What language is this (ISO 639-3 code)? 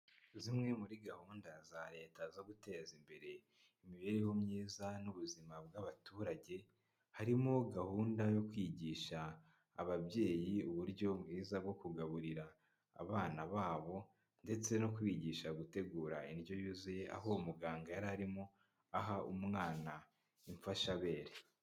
kin